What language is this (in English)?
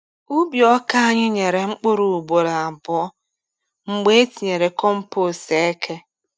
Igbo